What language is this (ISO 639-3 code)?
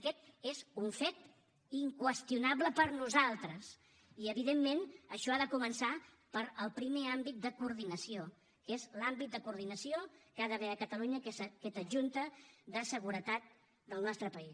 cat